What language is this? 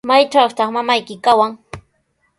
Sihuas Ancash Quechua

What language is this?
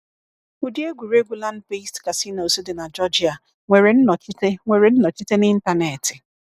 Igbo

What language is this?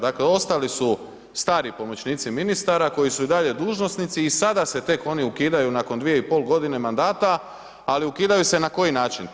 Croatian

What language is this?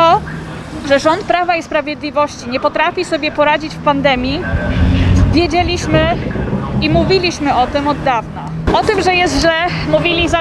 Polish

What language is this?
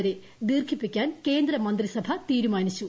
Malayalam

